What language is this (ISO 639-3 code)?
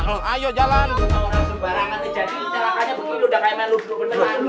ind